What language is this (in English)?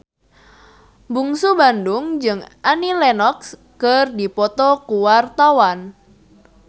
Sundanese